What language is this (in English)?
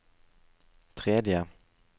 Norwegian